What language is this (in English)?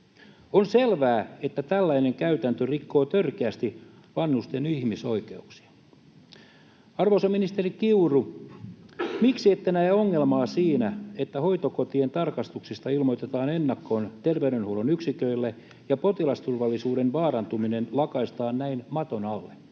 Finnish